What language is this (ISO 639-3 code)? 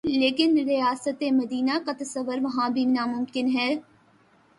urd